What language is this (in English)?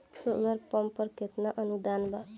Bhojpuri